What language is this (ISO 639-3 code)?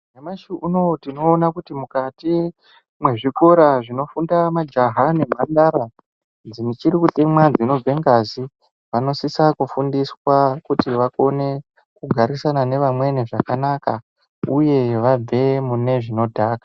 ndc